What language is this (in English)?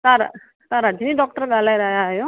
Sindhi